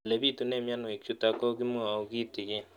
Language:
Kalenjin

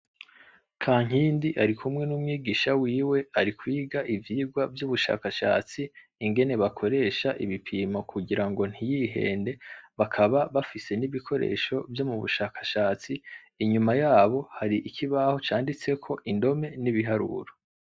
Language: Rundi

